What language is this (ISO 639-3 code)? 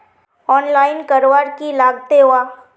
mag